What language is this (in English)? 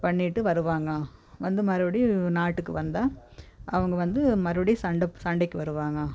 Tamil